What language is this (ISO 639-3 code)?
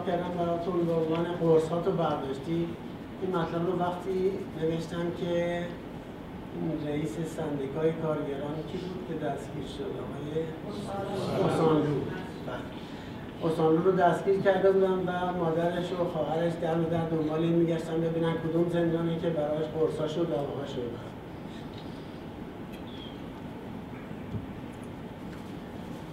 fas